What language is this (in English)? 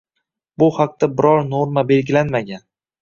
Uzbek